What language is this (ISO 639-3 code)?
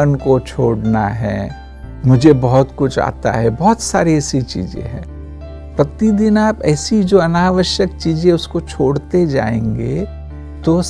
hin